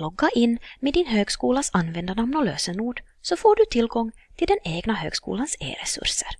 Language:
Swedish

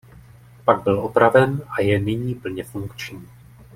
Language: Czech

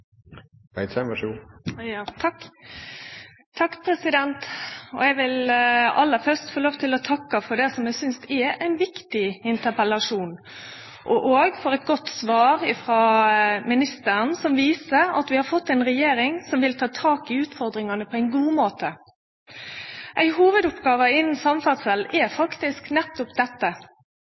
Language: Norwegian Nynorsk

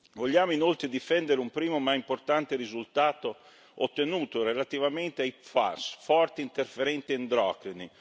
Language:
Italian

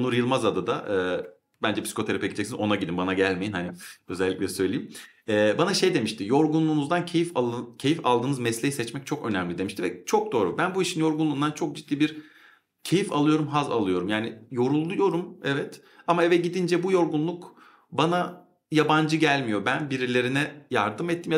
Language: Turkish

